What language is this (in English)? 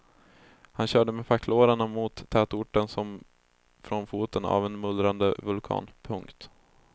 Swedish